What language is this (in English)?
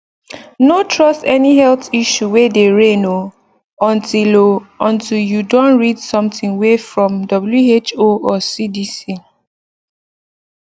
Nigerian Pidgin